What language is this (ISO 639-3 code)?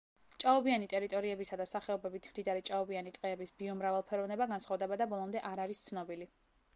kat